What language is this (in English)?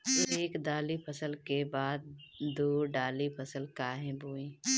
Bhojpuri